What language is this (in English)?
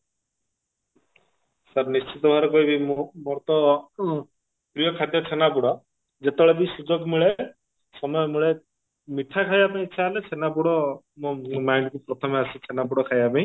Odia